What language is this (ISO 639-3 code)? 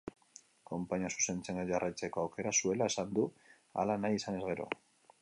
eus